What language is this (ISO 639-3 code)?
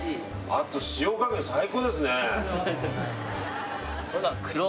jpn